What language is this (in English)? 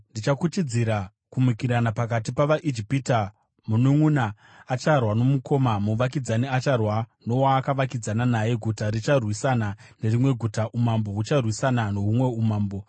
Shona